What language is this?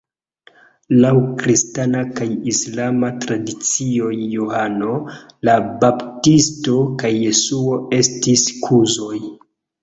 Esperanto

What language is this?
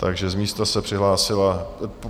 Czech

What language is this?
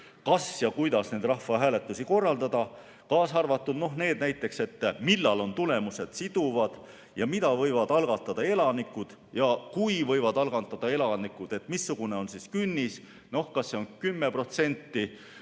Estonian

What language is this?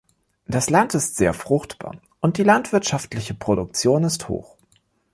German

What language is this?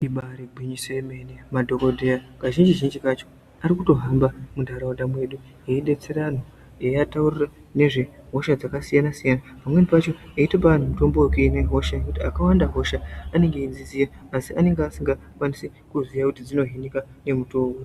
Ndau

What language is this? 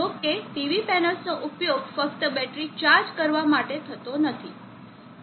Gujarati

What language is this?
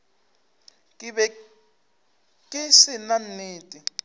Northern Sotho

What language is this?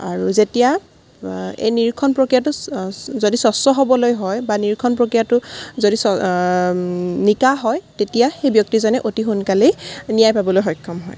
Assamese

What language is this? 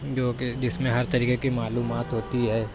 Urdu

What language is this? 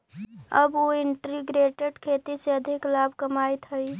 Magahi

